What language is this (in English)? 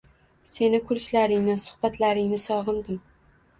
Uzbek